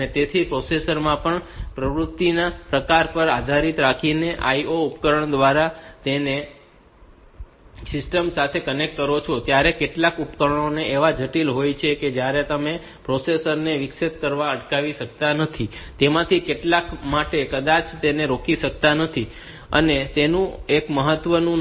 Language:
Gujarati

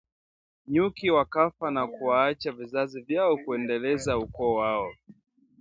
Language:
Swahili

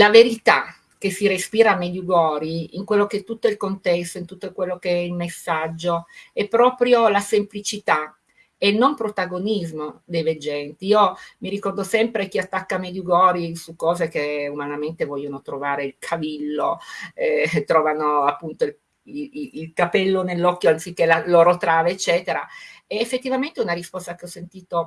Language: Italian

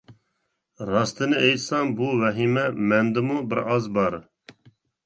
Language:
Uyghur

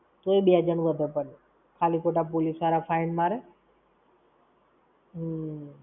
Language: Gujarati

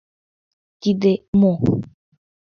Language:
Mari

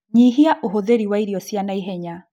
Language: Kikuyu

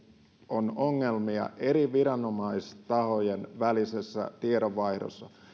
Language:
Finnish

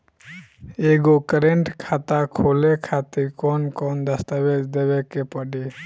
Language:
Bhojpuri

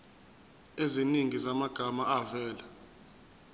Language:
Zulu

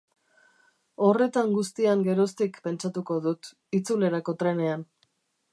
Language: Basque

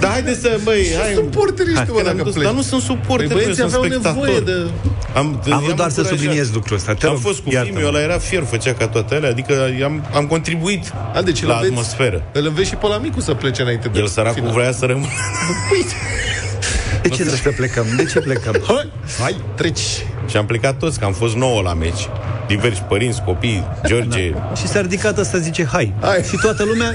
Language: Romanian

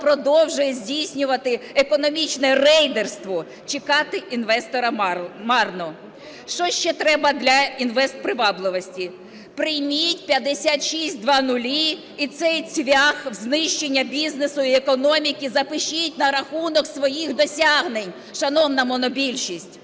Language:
Ukrainian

